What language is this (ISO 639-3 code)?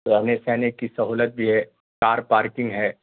urd